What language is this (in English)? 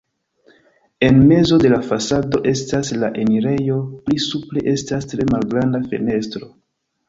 Esperanto